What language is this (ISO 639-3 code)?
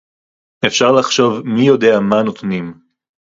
heb